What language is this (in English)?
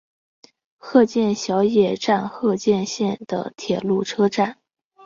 Chinese